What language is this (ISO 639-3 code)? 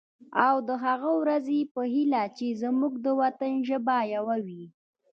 pus